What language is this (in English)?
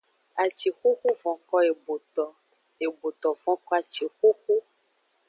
Aja (Benin)